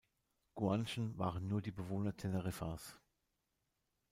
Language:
German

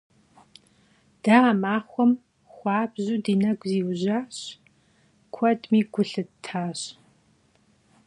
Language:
Kabardian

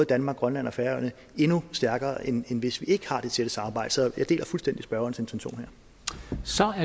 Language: Danish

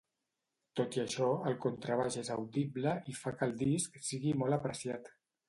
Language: Catalan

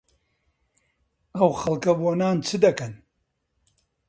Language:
Central Kurdish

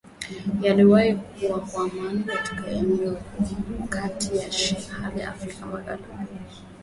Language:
Swahili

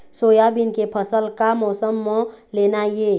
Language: Chhattisgarhi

